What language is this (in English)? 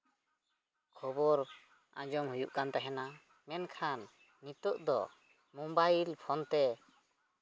Santali